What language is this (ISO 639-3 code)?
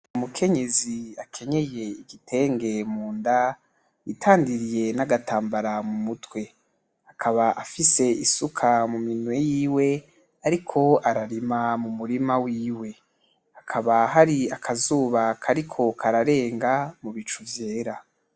run